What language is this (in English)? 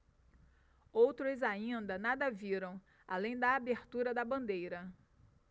Portuguese